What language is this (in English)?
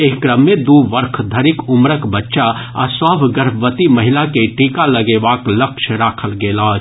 Maithili